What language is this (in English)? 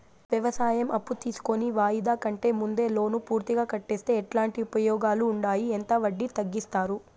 Telugu